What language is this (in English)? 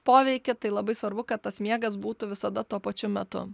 Lithuanian